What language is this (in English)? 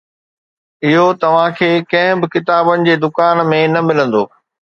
Sindhi